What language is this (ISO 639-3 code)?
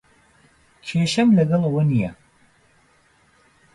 ckb